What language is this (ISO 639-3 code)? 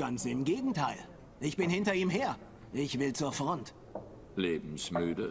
deu